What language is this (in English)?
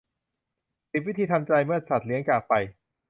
Thai